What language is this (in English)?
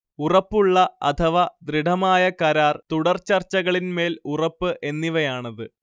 Malayalam